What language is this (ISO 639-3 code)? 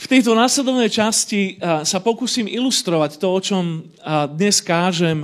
slk